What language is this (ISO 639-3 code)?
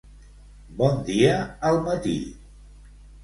cat